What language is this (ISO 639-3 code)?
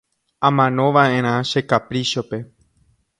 grn